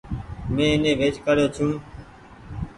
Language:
Goaria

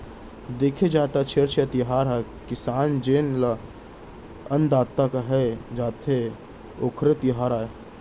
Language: Chhattisgarhi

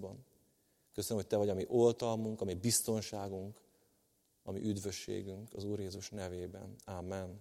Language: Hungarian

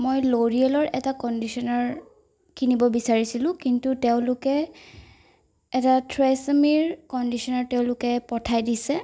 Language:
Assamese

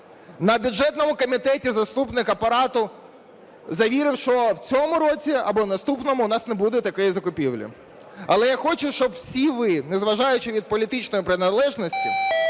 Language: Ukrainian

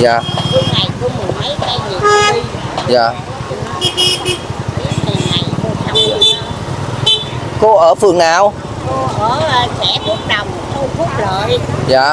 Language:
Vietnamese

